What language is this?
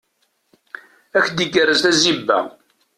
Kabyle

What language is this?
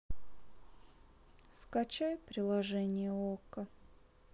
Russian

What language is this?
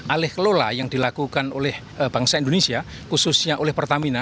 Indonesian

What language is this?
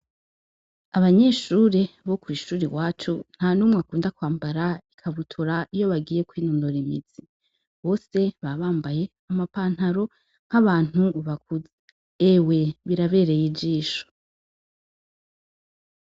Rundi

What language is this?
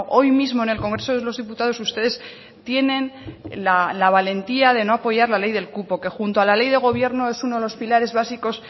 Spanish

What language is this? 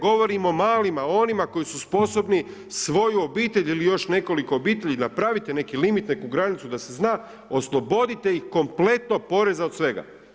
Croatian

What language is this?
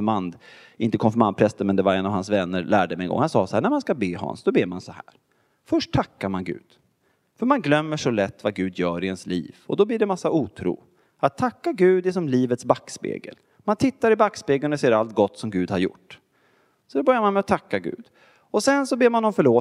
Swedish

